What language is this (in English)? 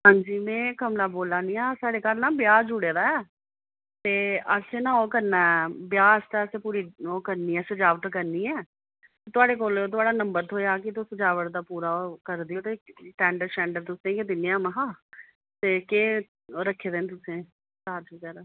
Dogri